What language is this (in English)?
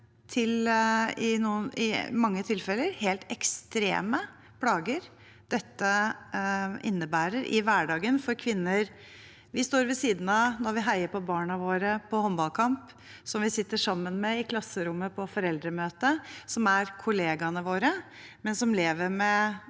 Norwegian